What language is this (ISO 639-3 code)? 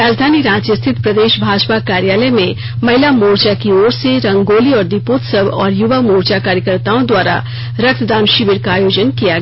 hin